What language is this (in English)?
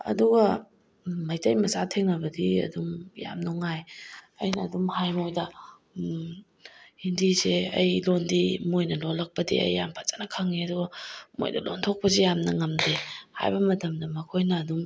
Manipuri